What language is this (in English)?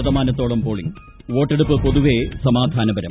Malayalam